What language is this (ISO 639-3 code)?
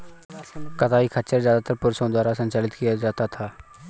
hin